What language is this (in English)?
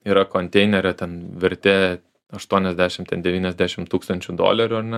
Lithuanian